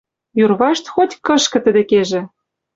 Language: Western Mari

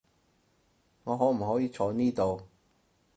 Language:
Cantonese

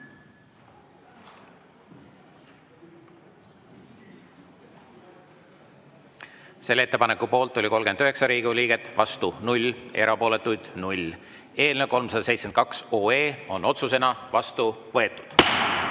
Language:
Estonian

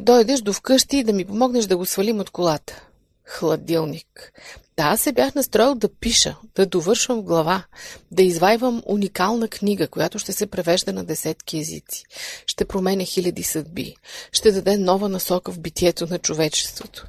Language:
Bulgarian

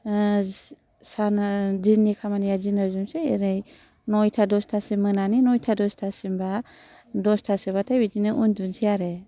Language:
Bodo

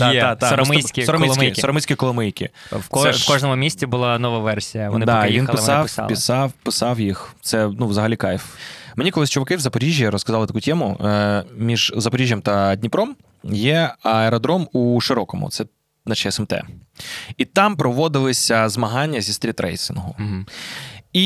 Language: Ukrainian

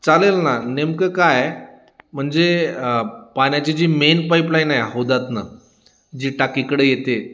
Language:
Marathi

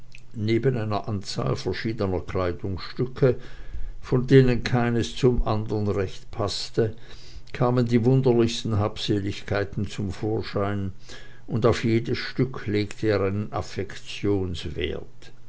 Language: German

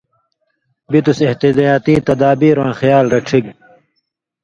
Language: Indus Kohistani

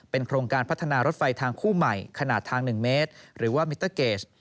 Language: Thai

